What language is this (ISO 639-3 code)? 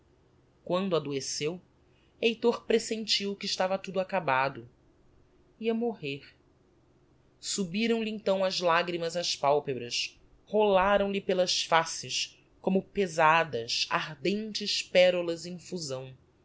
por